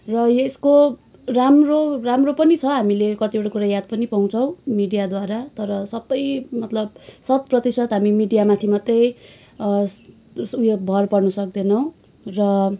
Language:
Nepali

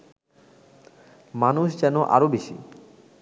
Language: Bangla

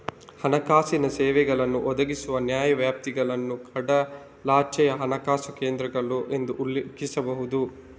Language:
Kannada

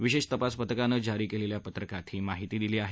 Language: Marathi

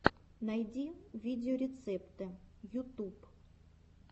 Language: Russian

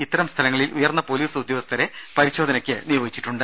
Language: Malayalam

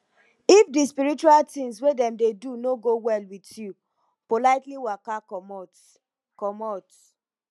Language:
Nigerian Pidgin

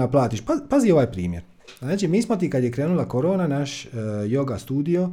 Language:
Croatian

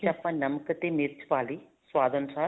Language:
Punjabi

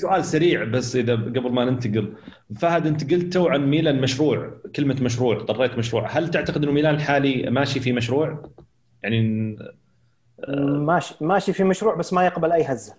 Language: Arabic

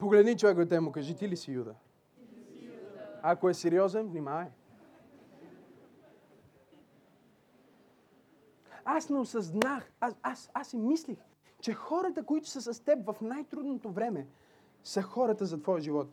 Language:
Bulgarian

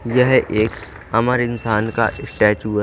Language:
Hindi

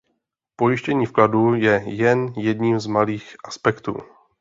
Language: Czech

